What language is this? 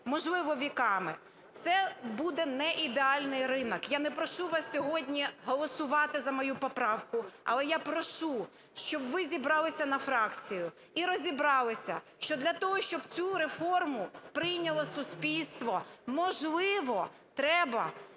Ukrainian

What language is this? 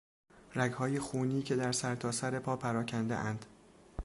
Persian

